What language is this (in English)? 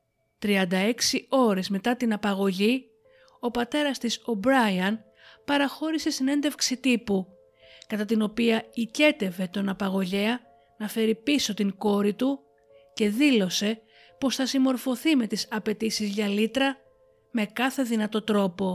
Greek